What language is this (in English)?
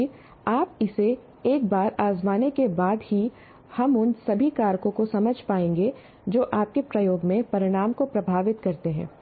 Hindi